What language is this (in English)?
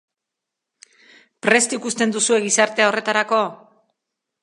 Basque